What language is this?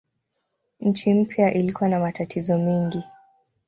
Swahili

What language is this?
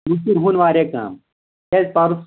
Kashmiri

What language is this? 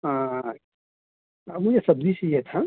Urdu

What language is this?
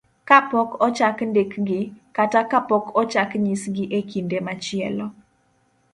Luo (Kenya and Tanzania)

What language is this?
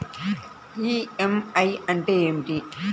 Telugu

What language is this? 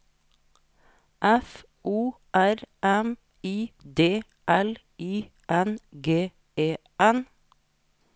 Norwegian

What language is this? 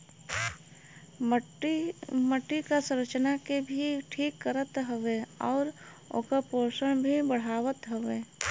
Bhojpuri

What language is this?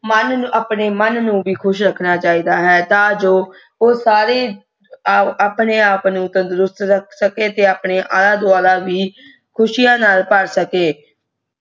Punjabi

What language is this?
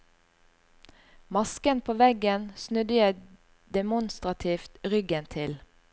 Norwegian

